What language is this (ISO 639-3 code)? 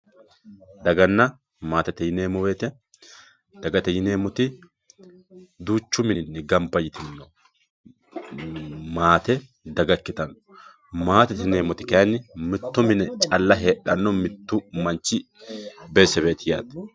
sid